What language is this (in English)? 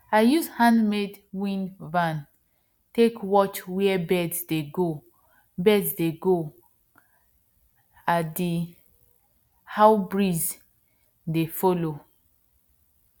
Nigerian Pidgin